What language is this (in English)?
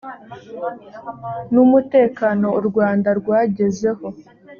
Kinyarwanda